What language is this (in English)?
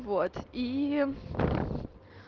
Russian